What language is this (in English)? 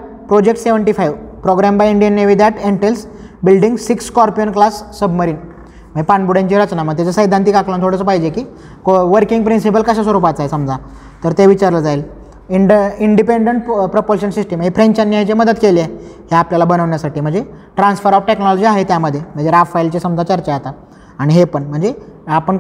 Marathi